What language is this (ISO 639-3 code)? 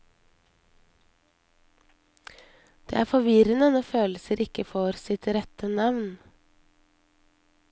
nor